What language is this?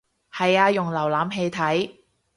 Cantonese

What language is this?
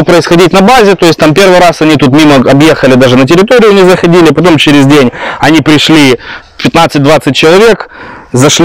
Russian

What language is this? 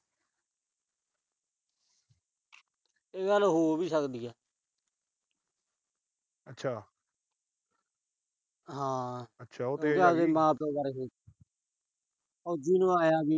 Punjabi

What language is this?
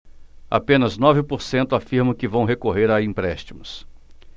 Portuguese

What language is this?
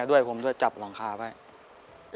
Thai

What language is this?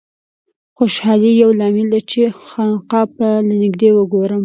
Pashto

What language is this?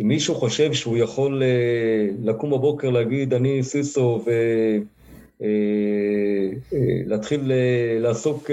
Hebrew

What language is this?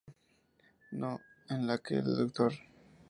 Spanish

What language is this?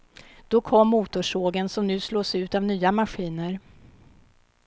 Swedish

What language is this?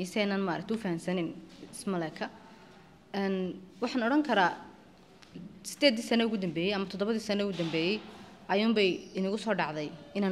Arabic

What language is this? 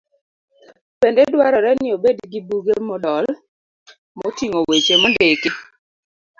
Luo (Kenya and Tanzania)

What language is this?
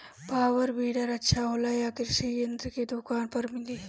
Bhojpuri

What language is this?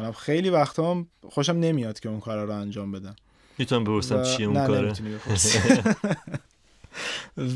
Persian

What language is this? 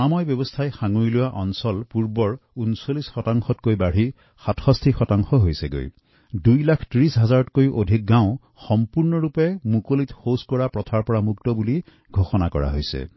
Assamese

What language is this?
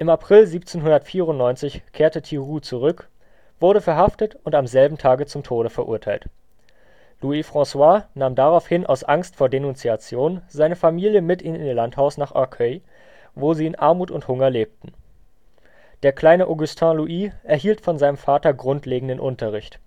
German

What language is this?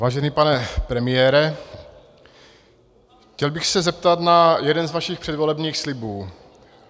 Czech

